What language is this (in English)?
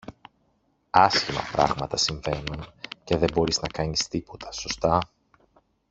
Greek